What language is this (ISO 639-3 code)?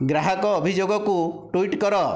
ori